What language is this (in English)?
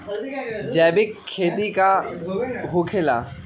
Magahi